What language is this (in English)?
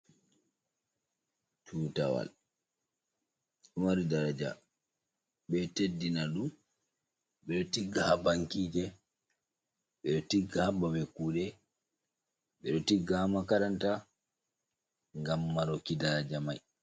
Fula